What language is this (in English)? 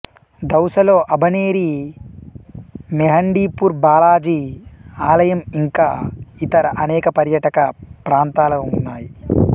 Telugu